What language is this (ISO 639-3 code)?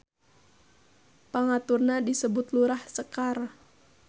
sun